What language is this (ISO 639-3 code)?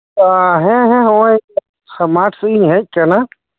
sat